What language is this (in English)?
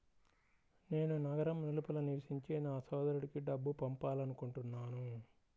Telugu